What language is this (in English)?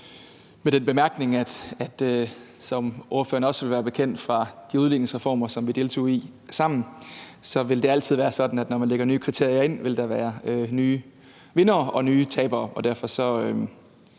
Danish